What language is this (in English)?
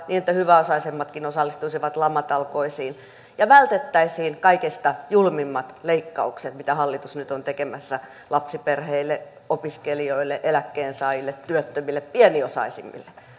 Finnish